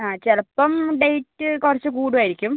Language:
Malayalam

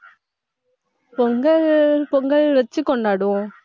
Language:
Tamil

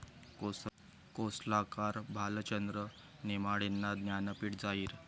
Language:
Marathi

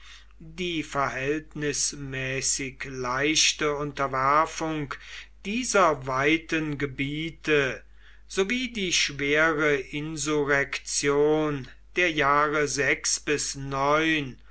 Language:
German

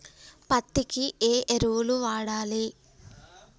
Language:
Telugu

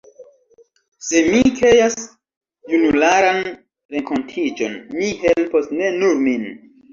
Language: Esperanto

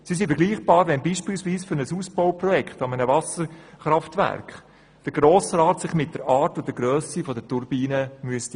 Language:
Swiss German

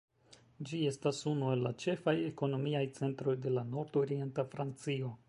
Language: Esperanto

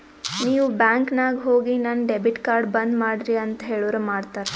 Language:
Kannada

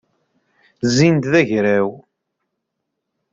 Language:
Kabyle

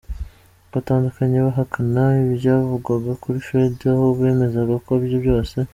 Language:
Kinyarwanda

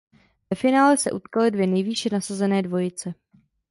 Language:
Czech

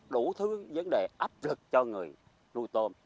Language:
Vietnamese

